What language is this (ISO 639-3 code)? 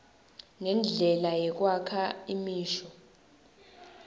ssw